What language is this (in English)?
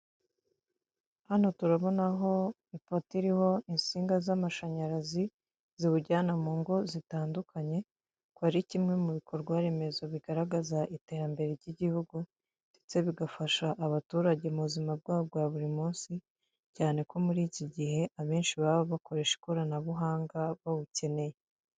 Kinyarwanda